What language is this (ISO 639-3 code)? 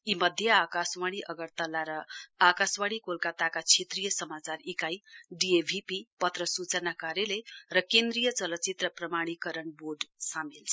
nep